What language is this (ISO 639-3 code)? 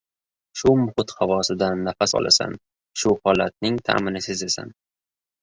uzb